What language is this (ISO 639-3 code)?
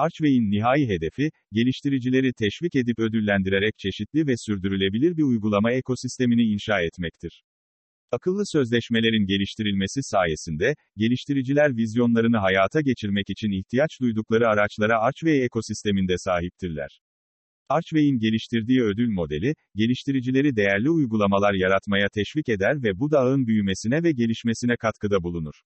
tur